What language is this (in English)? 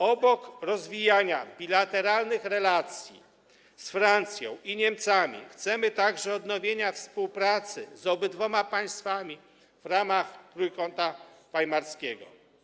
Polish